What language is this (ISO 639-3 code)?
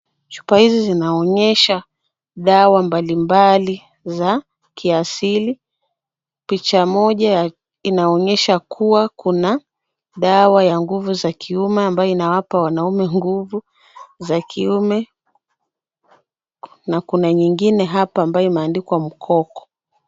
swa